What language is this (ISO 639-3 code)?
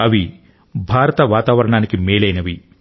tel